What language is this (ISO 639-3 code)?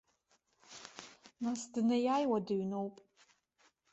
abk